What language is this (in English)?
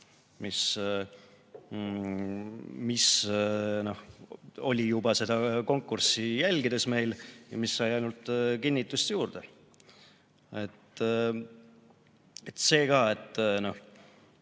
Estonian